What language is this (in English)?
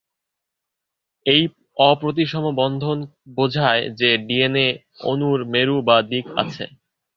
Bangla